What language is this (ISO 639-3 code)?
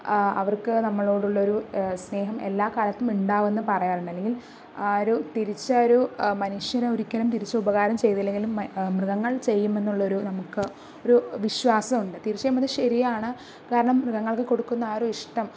mal